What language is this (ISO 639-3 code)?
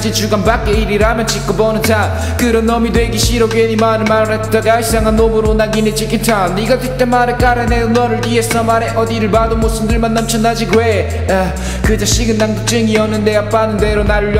kor